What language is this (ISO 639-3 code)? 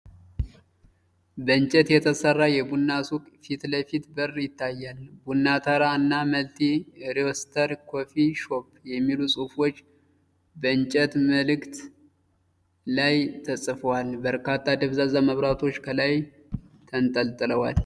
amh